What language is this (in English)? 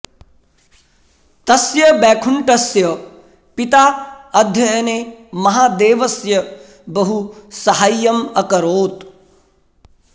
Sanskrit